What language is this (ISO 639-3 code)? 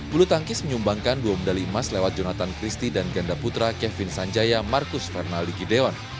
ind